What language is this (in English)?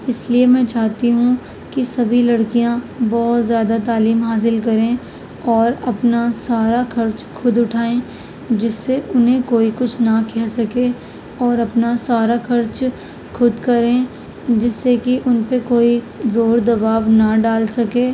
Urdu